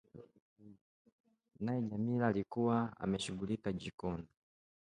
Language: Swahili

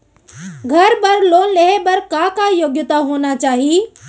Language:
Chhattisgarhi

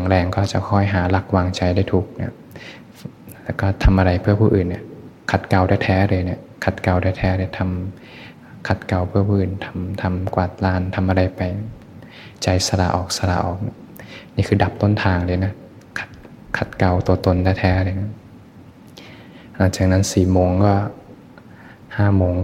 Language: Thai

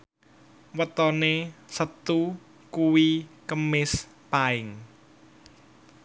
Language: Javanese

